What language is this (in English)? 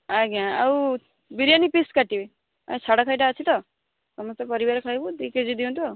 Odia